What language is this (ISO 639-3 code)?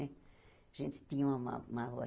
por